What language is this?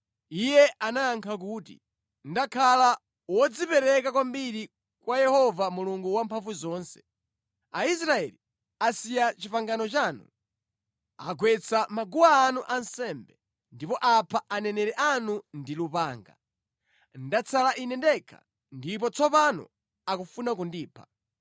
Nyanja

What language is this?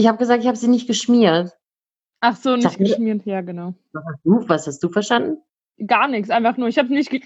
German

